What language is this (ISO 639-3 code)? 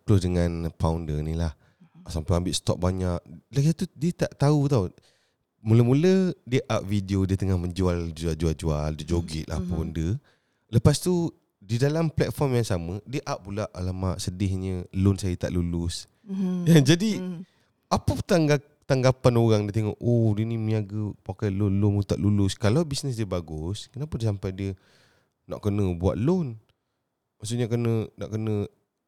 msa